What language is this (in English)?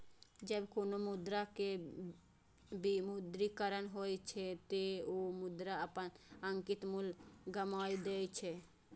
Maithili